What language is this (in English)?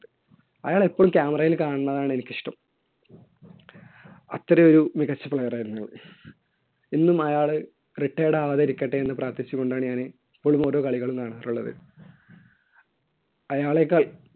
Malayalam